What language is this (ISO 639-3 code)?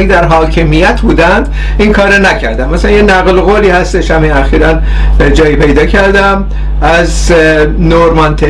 fas